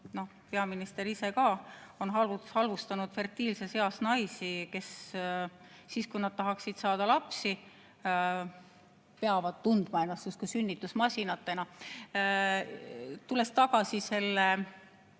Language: Estonian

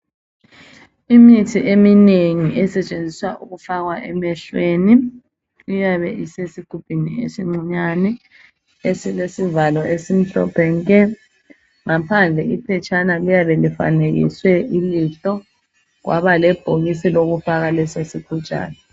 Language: North Ndebele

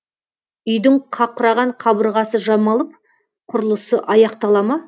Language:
Kazakh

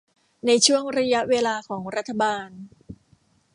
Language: Thai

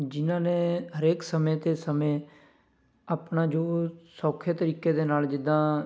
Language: Punjabi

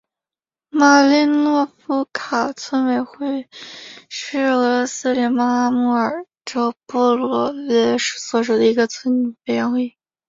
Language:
Chinese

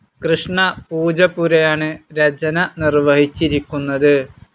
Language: Malayalam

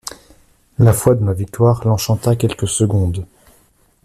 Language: French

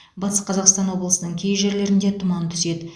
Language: Kazakh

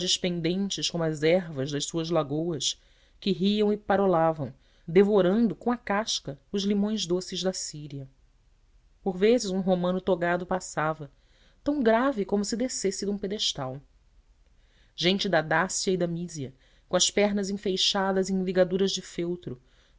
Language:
Portuguese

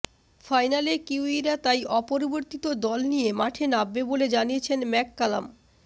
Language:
Bangla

